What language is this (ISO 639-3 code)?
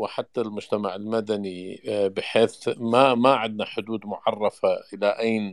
ara